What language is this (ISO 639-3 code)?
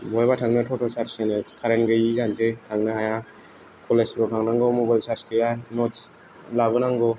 brx